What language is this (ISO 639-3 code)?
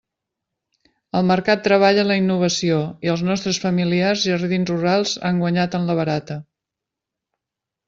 cat